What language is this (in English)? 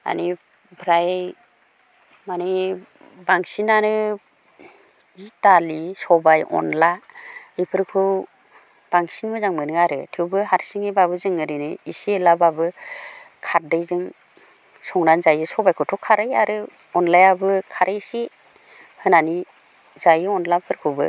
Bodo